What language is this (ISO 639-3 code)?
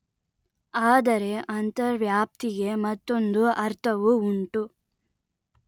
kan